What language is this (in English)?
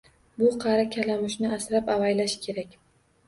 Uzbek